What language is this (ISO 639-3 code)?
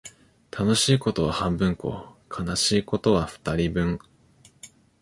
jpn